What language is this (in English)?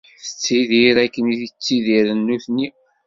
Kabyle